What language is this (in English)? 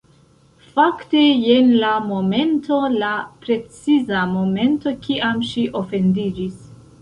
Esperanto